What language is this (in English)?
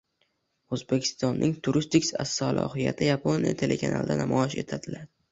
Uzbek